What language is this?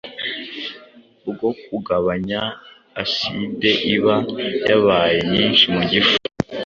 Kinyarwanda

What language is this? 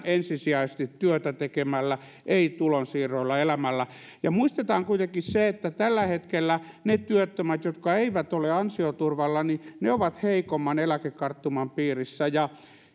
Finnish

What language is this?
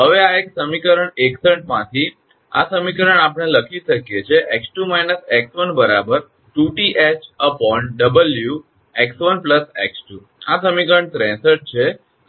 Gujarati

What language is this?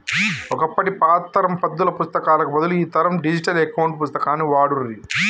Telugu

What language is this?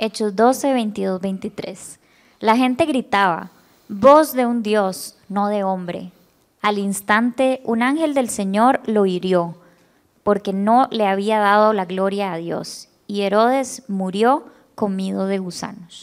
Spanish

